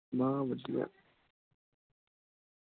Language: Punjabi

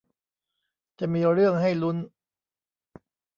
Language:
Thai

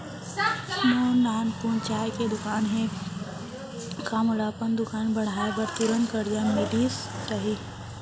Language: Chhattisgarhi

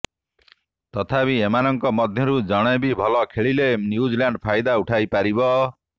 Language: Odia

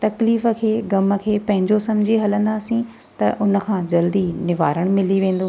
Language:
Sindhi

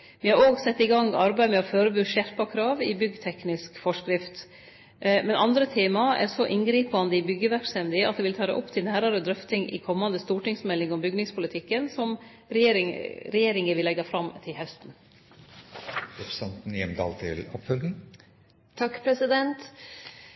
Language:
Norwegian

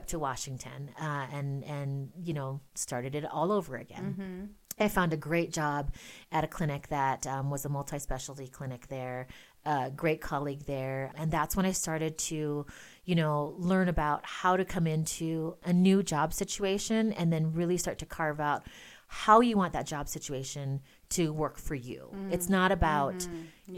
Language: English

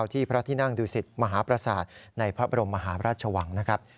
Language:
Thai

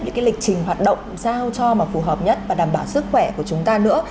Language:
Vietnamese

